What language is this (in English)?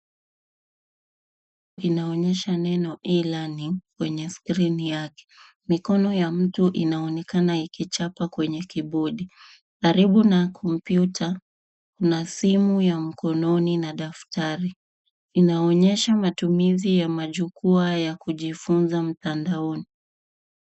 Swahili